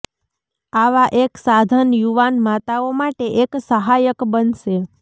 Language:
Gujarati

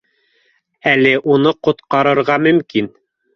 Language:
Bashkir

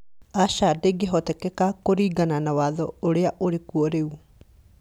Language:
Kikuyu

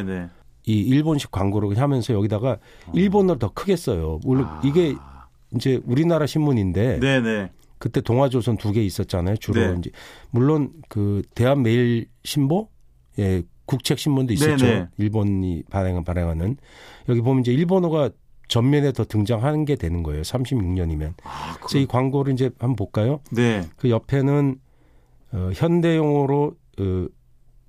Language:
Korean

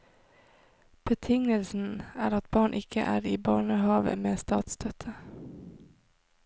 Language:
Norwegian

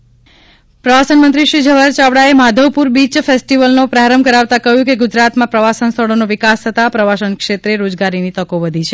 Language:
Gujarati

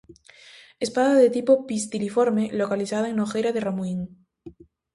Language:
Galician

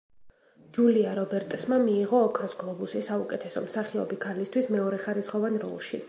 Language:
Georgian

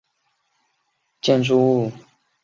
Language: Chinese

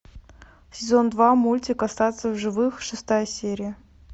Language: Russian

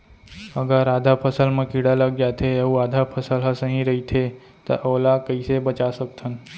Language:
Chhattisgarhi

